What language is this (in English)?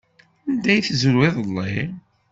Kabyle